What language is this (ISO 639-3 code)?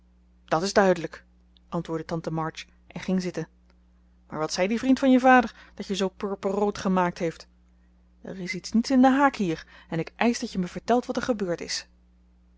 nld